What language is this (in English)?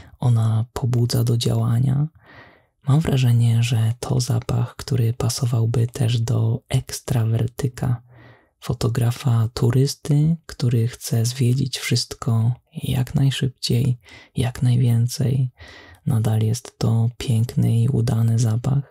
Polish